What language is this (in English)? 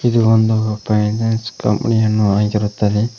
Kannada